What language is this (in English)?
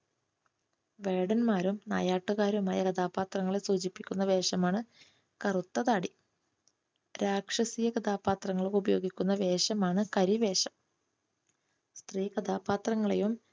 Malayalam